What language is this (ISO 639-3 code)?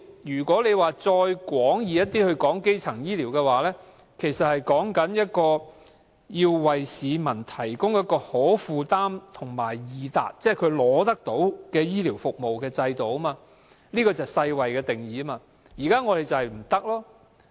yue